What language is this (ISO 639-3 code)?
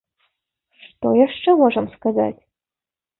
bel